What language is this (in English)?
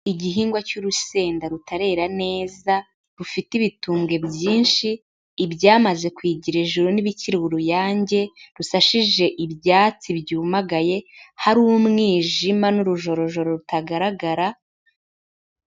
Kinyarwanda